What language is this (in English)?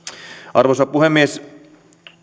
Finnish